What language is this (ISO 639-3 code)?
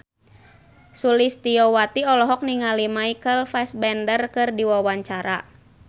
sun